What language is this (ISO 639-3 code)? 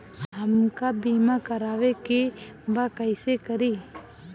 bho